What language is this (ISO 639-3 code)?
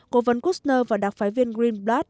vie